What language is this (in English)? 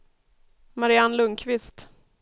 Swedish